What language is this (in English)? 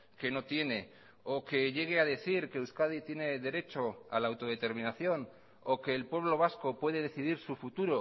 Spanish